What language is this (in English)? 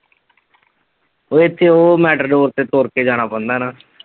Punjabi